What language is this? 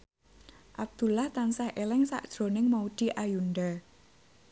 Javanese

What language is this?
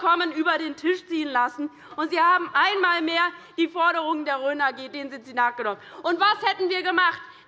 German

